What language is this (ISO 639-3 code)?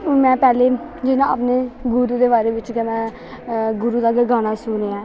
doi